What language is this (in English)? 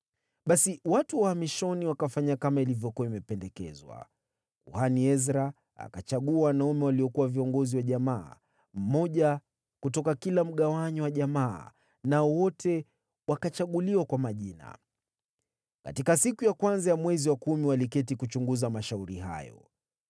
Swahili